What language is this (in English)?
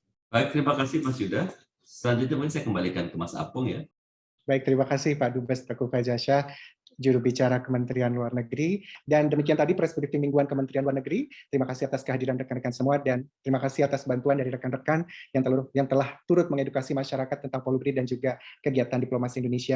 Indonesian